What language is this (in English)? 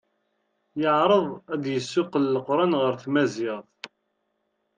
Kabyle